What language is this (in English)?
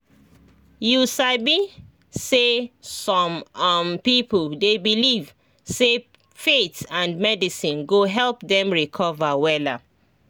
Nigerian Pidgin